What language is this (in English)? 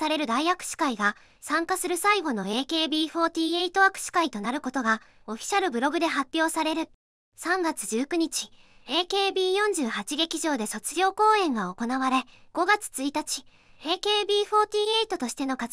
Japanese